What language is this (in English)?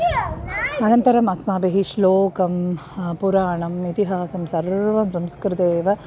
Sanskrit